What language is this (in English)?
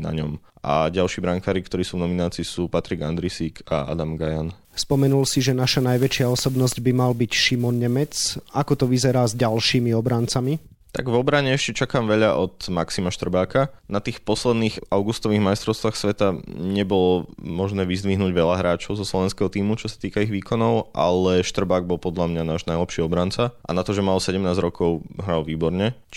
Slovak